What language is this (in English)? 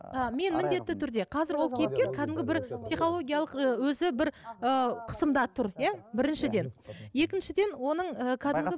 Kazakh